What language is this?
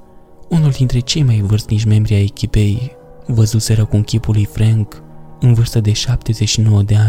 Romanian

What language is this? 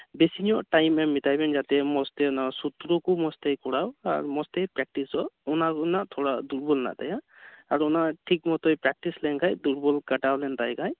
Santali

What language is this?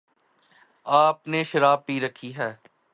Urdu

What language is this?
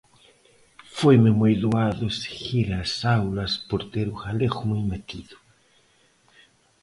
Galician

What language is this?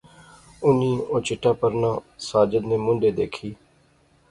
Pahari-Potwari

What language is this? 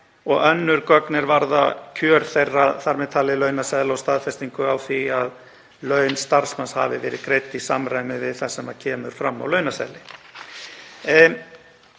Icelandic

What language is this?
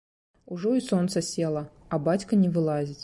Belarusian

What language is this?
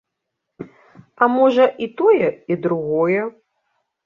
Belarusian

